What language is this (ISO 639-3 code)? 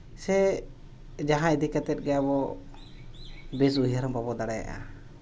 sat